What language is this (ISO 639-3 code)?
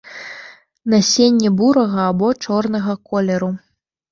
bel